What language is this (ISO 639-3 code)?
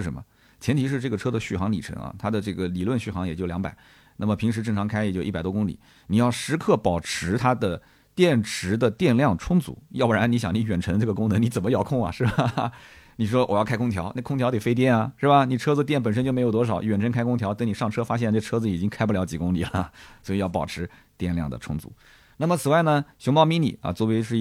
zho